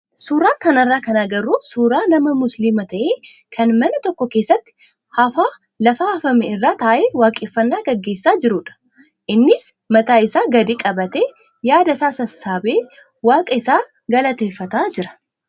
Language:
Oromo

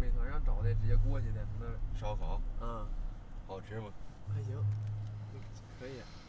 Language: Chinese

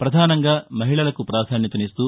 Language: Telugu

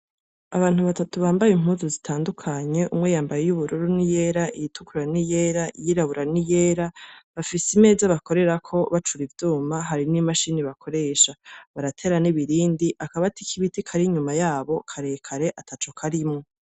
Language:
Rundi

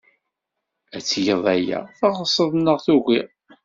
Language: Kabyle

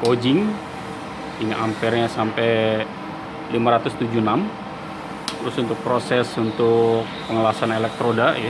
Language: Indonesian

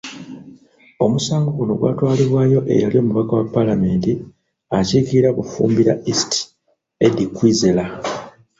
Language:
Ganda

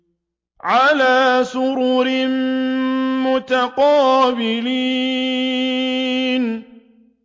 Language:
Arabic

